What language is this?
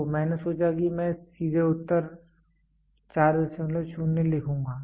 Hindi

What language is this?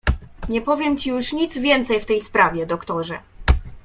Polish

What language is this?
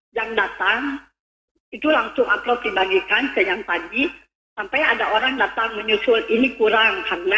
Indonesian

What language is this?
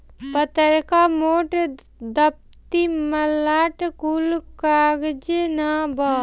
Bhojpuri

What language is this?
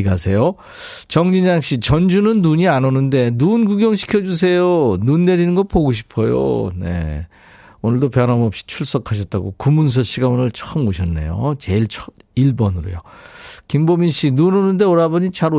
Korean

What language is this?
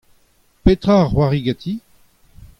Breton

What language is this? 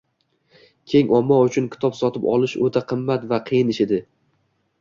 Uzbek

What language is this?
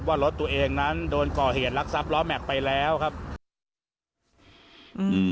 Thai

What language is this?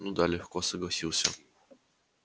Russian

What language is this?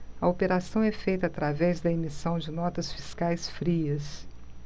Portuguese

